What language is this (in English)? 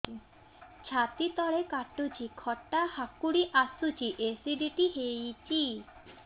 Odia